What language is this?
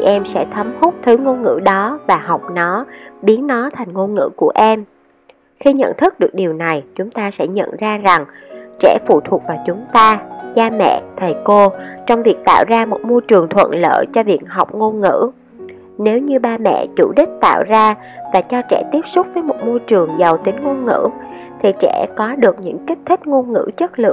Vietnamese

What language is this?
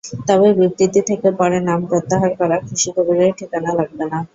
Bangla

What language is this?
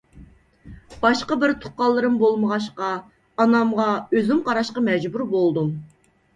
Uyghur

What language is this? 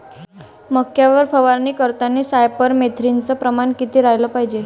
Marathi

